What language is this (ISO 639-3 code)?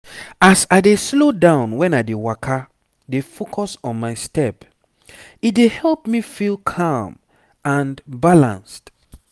pcm